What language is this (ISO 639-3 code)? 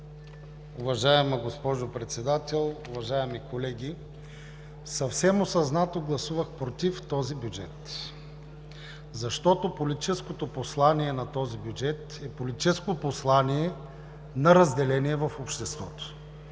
bul